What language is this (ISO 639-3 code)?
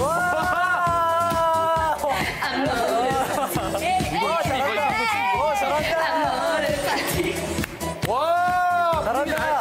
kor